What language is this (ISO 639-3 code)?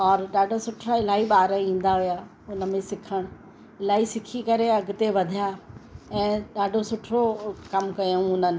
snd